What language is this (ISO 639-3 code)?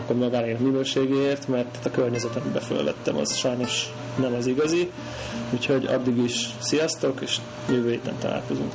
hun